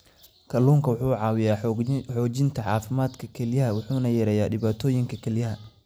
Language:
Somali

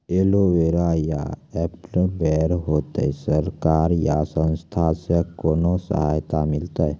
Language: Maithili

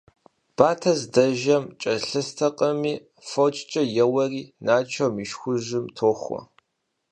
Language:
Kabardian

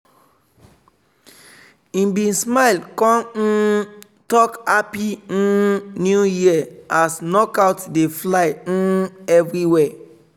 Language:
Nigerian Pidgin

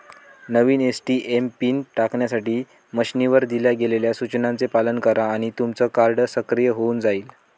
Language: Marathi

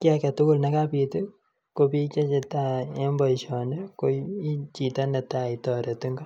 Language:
Kalenjin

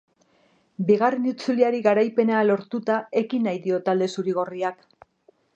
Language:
Basque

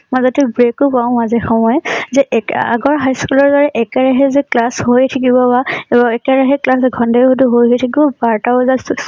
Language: Assamese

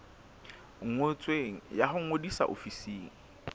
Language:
Southern Sotho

